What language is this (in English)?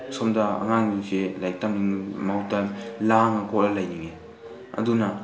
Manipuri